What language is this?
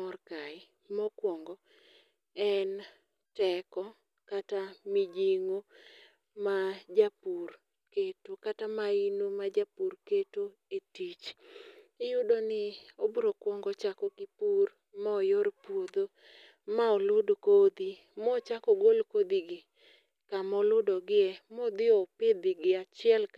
Luo (Kenya and Tanzania)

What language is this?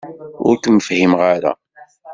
Kabyle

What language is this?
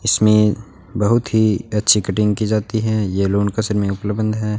Hindi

